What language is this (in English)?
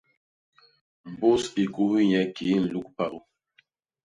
Basaa